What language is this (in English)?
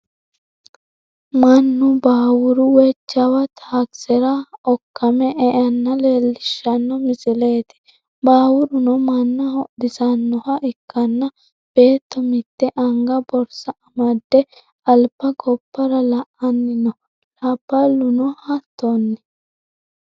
Sidamo